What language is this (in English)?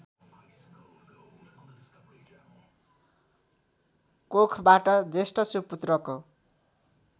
Nepali